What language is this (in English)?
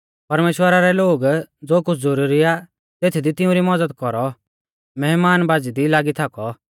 Mahasu Pahari